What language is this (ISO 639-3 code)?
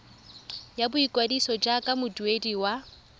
tsn